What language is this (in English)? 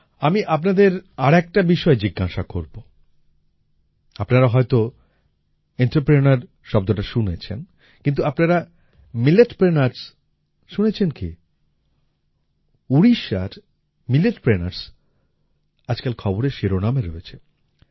Bangla